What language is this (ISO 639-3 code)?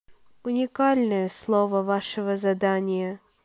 rus